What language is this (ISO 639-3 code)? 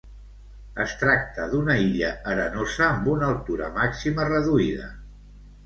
cat